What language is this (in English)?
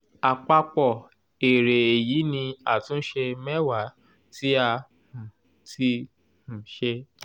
Yoruba